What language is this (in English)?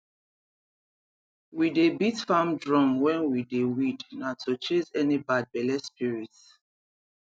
Nigerian Pidgin